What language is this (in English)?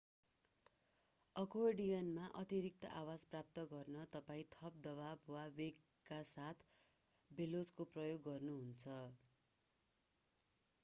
Nepali